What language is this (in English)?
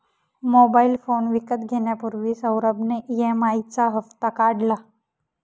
Marathi